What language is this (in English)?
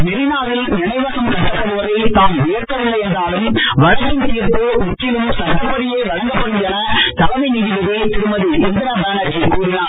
Tamil